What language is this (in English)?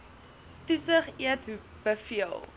Afrikaans